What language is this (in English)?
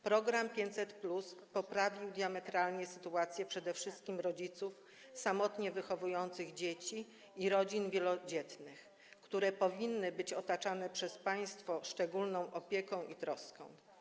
Polish